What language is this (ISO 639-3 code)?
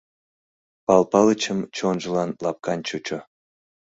chm